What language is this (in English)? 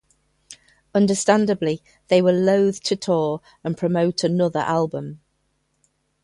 English